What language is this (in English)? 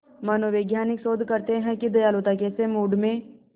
Hindi